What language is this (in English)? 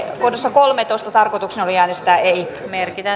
Finnish